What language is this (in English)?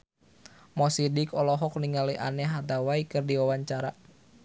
Sundanese